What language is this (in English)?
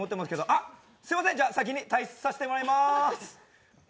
Japanese